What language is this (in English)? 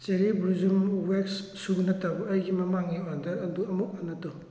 Manipuri